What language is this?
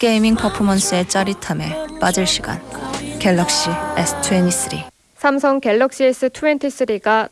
Korean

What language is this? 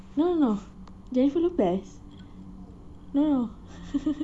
English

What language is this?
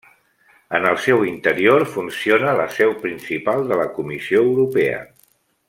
Catalan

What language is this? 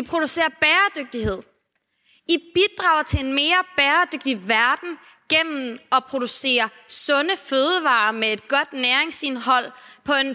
Danish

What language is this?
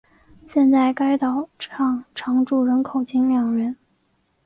Chinese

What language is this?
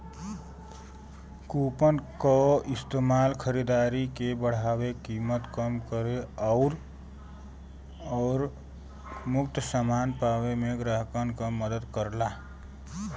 Bhojpuri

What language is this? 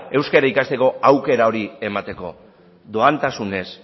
Basque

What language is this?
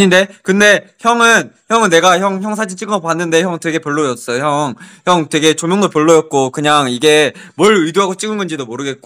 Korean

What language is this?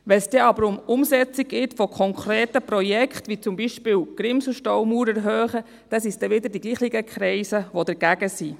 Swiss German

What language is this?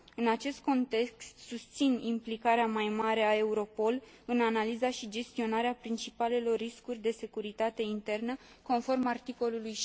Romanian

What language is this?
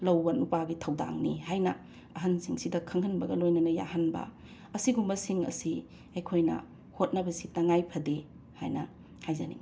Manipuri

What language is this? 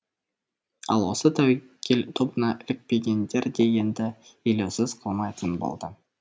Kazakh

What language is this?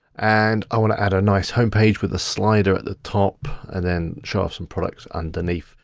English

